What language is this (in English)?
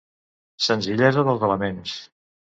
Catalan